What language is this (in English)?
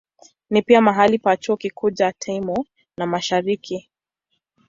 Swahili